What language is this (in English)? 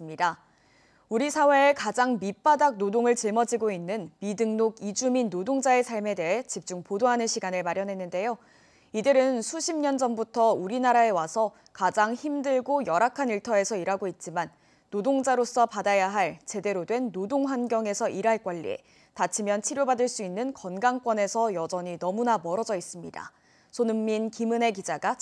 Korean